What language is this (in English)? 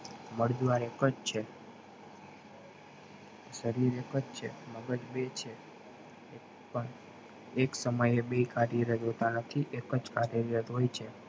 Gujarati